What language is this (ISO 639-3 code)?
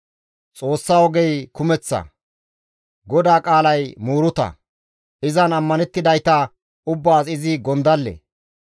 gmv